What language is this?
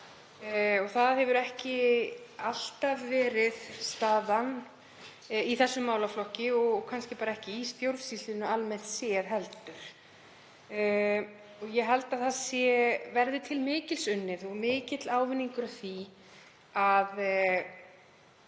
Icelandic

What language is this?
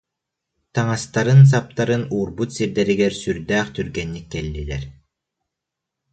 Yakut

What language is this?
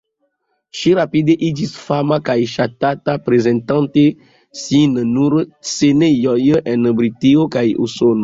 Esperanto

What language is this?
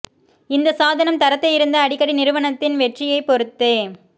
Tamil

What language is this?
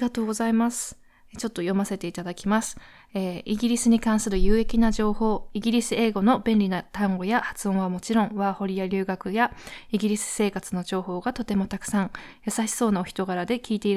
Japanese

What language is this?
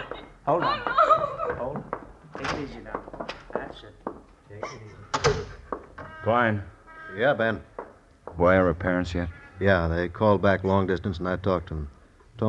English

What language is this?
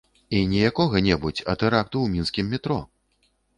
Belarusian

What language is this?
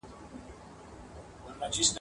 Pashto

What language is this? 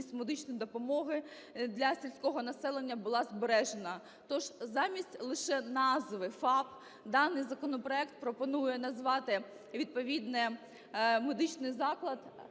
Ukrainian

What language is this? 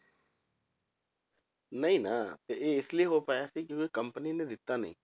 Punjabi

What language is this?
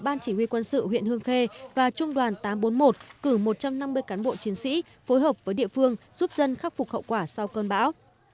Vietnamese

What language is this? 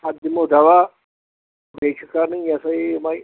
Kashmiri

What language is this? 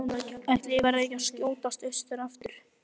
Icelandic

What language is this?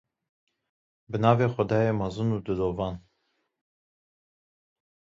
Kurdish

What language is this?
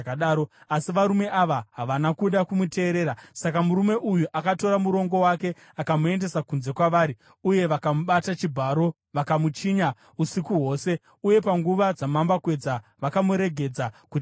Shona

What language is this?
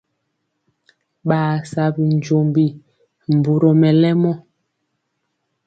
Mpiemo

